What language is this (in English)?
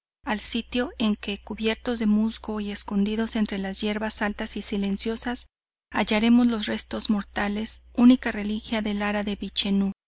Spanish